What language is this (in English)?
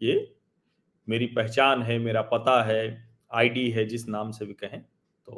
Hindi